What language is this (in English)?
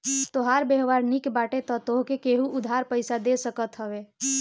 Bhojpuri